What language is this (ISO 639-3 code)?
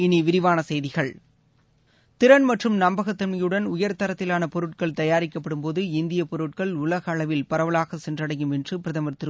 tam